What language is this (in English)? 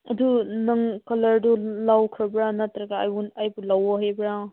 Manipuri